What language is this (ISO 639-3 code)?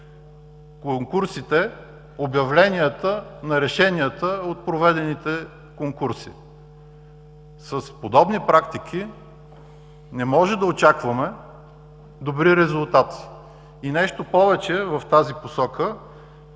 bul